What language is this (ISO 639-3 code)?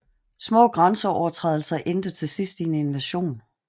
dan